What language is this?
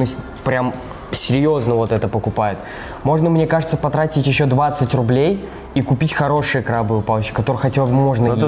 Russian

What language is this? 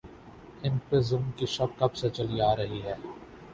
Urdu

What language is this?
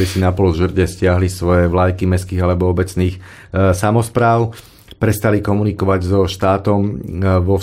Slovak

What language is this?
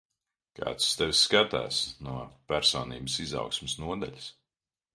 Latvian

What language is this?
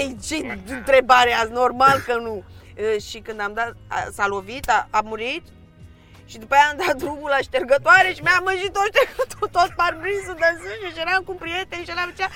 Romanian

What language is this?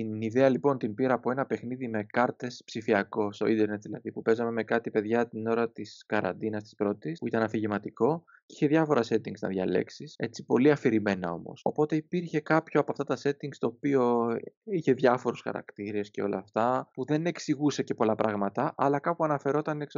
Greek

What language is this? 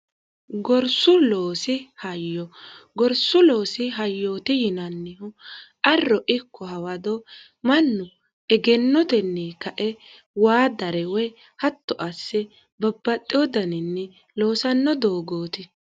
Sidamo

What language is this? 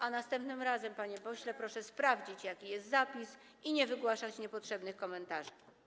Polish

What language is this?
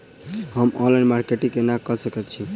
Maithili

